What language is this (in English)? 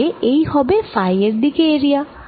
Bangla